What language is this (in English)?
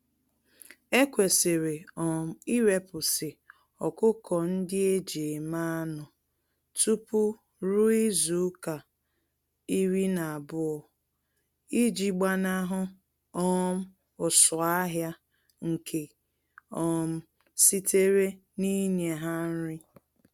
Igbo